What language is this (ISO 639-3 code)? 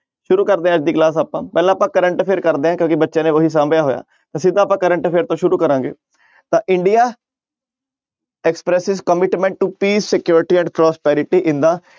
pan